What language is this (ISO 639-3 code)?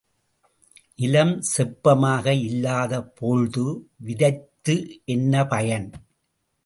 tam